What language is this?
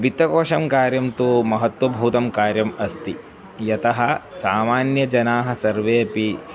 Sanskrit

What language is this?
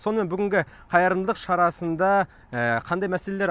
Kazakh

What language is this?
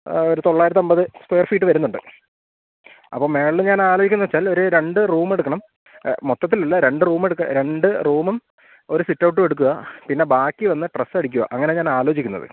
Malayalam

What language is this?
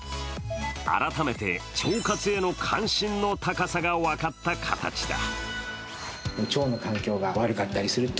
Japanese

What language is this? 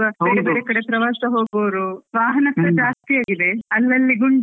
Kannada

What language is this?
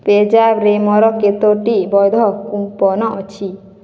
Odia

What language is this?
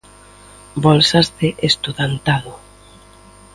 Galician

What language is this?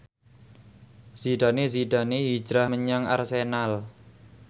Javanese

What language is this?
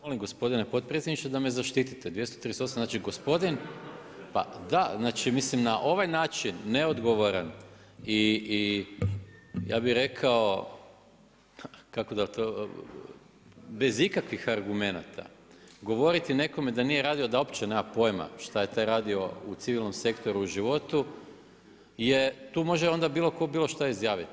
Croatian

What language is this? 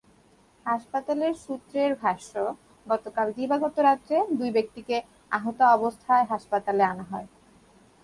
Bangla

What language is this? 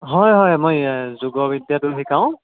Assamese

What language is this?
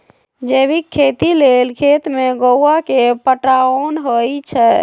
Magahi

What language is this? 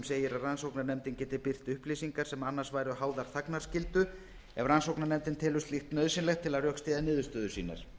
Icelandic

